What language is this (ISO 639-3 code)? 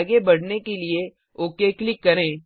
hin